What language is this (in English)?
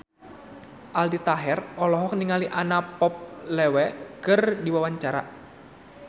Sundanese